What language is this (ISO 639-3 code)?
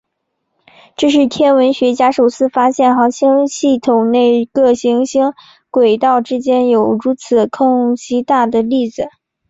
zho